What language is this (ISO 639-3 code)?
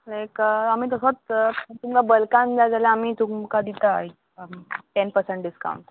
kok